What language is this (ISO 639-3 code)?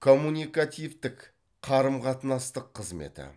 kaz